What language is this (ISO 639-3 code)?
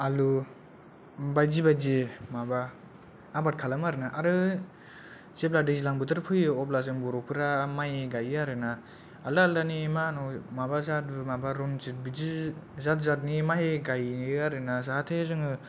brx